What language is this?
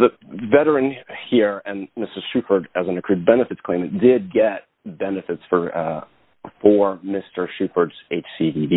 English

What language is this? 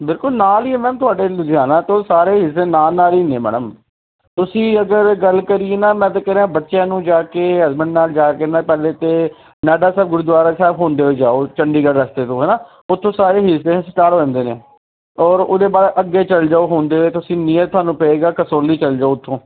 Punjabi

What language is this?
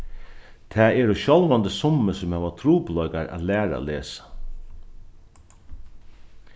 Faroese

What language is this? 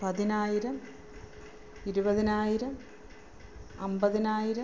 Malayalam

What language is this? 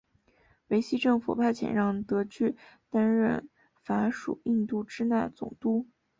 Chinese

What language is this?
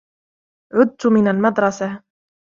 Arabic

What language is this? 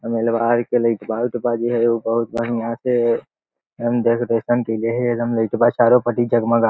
Magahi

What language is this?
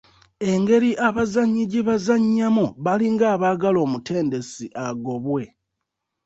Ganda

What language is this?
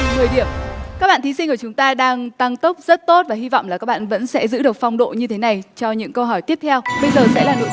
Vietnamese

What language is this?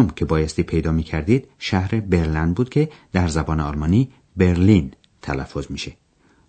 Persian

